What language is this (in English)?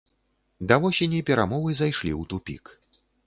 Belarusian